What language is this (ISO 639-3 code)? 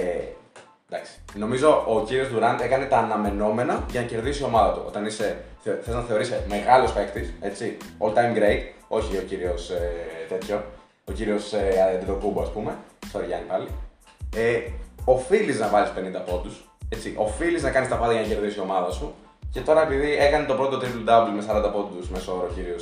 ell